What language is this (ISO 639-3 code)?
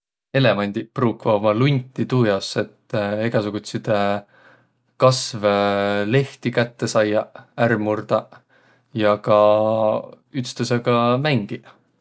vro